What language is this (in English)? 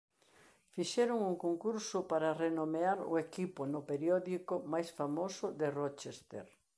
Galician